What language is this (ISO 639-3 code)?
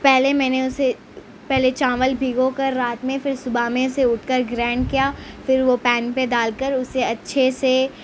urd